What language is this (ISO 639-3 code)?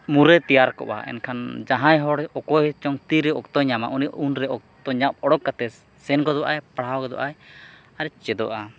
sat